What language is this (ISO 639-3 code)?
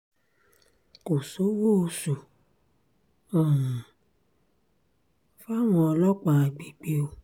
yor